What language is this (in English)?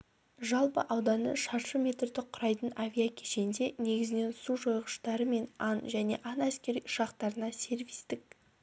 Kazakh